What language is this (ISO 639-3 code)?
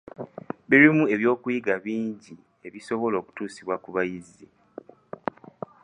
lug